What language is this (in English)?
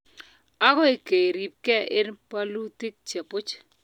Kalenjin